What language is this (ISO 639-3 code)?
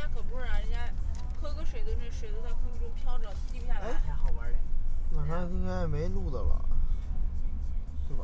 zho